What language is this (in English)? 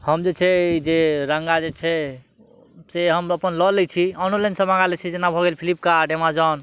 Maithili